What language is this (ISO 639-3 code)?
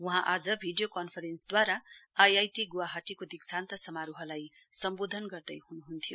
nep